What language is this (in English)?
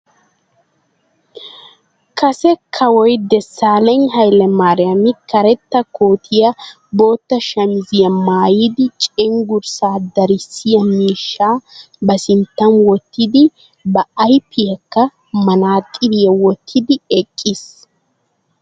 Wolaytta